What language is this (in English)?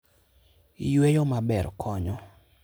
Luo (Kenya and Tanzania)